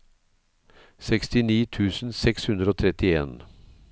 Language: Norwegian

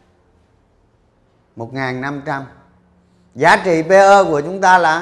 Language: Vietnamese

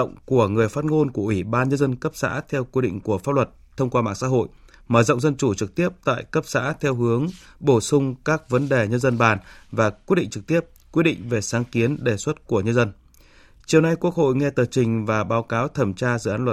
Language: Vietnamese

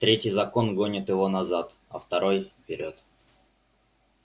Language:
Russian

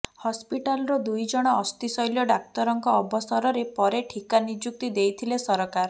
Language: Odia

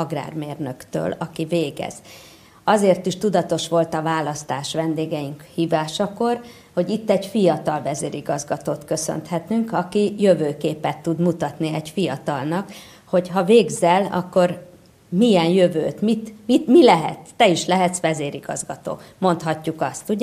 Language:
Hungarian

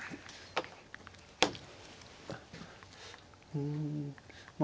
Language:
Japanese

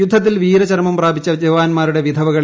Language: Malayalam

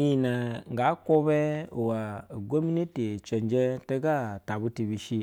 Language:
Basa (Nigeria)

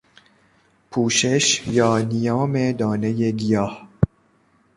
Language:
Persian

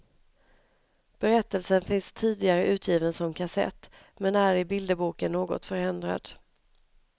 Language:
Swedish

